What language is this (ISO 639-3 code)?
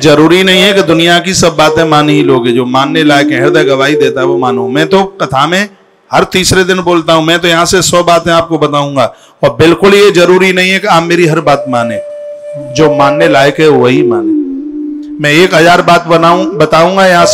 hin